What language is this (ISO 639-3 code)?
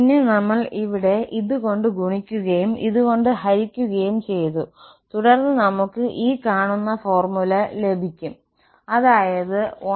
mal